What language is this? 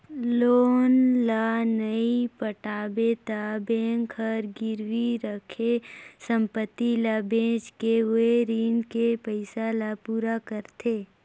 Chhattisgarhi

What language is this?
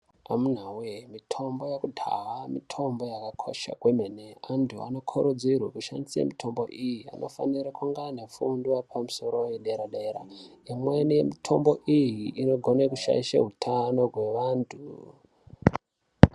Ndau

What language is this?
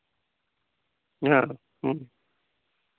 Santali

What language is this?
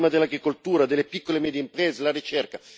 Italian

